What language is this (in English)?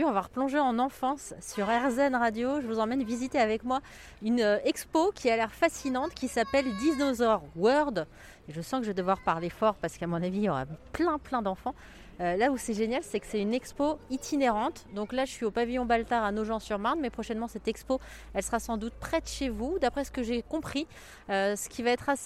French